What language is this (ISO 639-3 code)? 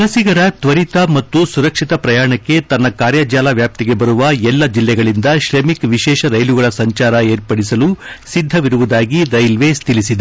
kan